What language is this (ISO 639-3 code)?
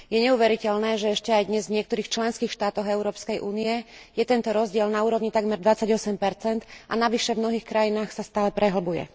slk